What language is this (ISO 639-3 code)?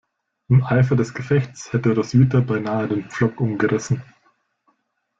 deu